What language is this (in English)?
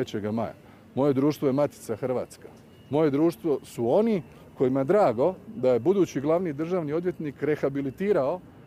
Croatian